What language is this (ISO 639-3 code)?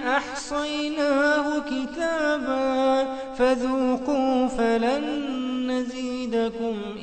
ara